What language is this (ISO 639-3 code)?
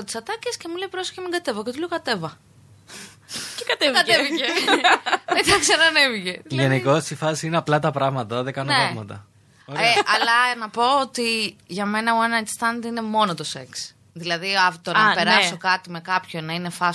ell